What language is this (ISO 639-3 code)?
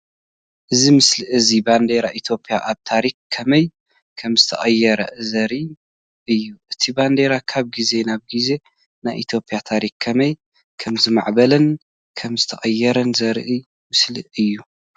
tir